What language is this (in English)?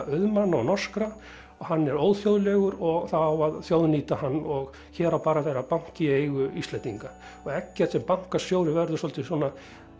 Icelandic